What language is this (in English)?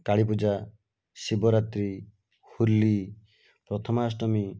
Odia